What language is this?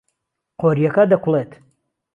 Central Kurdish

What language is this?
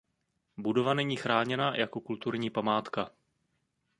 Czech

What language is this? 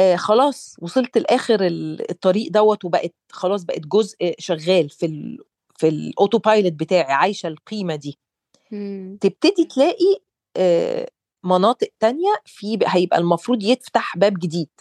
Arabic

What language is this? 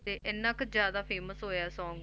Punjabi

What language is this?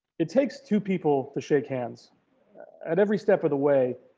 English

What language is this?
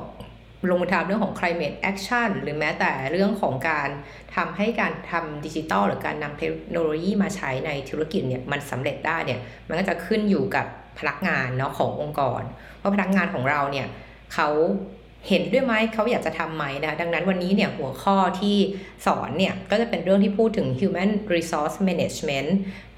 Thai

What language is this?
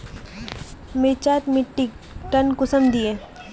Magahi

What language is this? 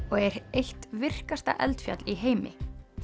Icelandic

